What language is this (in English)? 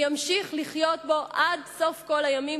Hebrew